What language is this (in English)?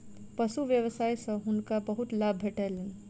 Maithili